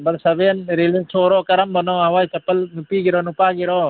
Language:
Manipuri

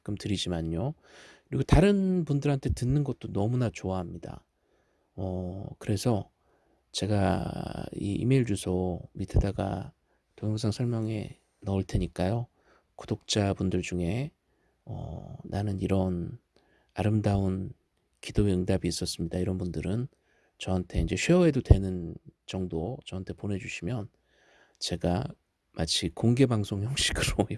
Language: Korean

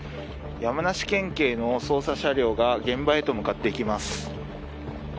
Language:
Japanese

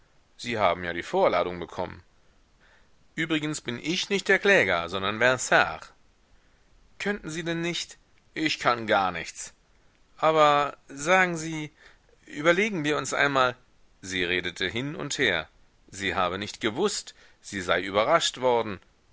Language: German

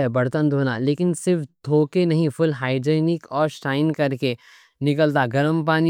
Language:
Deccan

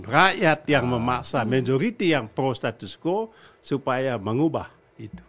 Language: Indonesian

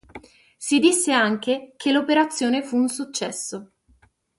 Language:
Italian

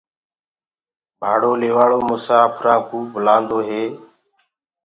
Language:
Gurgula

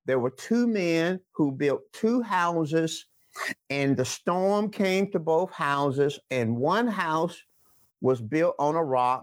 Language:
English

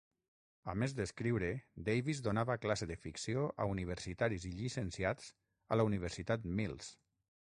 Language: Catalan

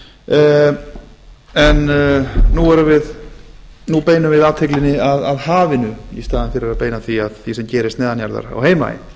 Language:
Icelandic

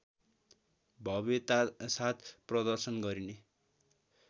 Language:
Nepali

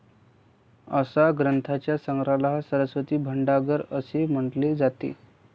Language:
Marathi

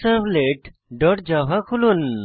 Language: Bangla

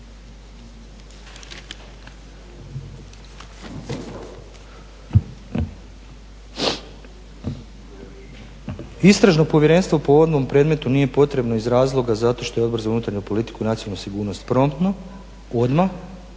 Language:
Croatian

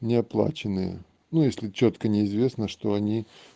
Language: Russian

